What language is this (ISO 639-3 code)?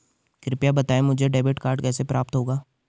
hin